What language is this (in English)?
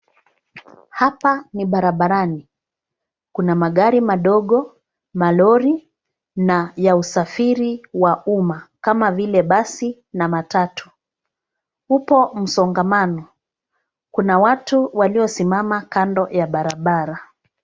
Swahili